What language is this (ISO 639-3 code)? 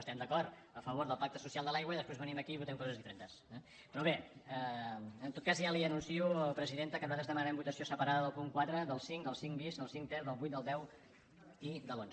cat